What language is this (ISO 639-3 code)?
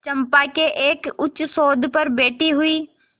hin